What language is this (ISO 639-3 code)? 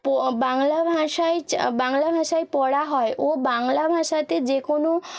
ben